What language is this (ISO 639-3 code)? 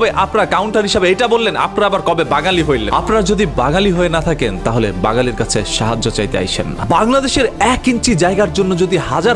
ben